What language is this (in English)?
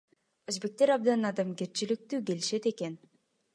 Kyrgyz